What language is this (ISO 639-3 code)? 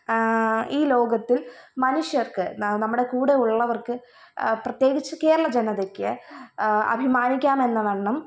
mal